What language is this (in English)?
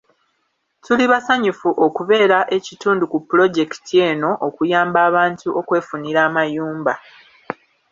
Ganda